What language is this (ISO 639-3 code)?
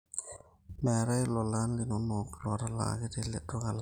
mas